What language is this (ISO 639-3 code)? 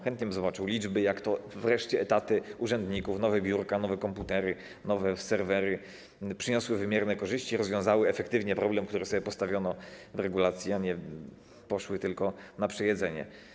pol